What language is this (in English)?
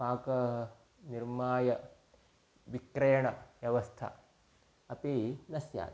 Sanskrit